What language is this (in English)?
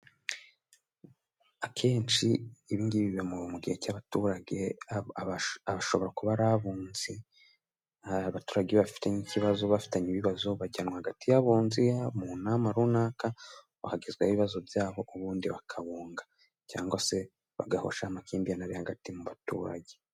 Kinyarwanda